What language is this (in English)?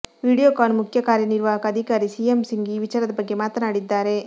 Kannada